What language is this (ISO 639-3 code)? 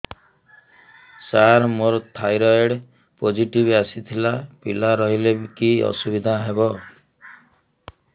ori